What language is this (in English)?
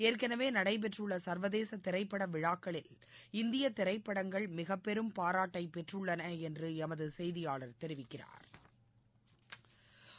Tamil